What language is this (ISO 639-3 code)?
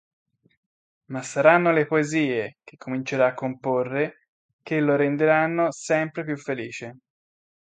ita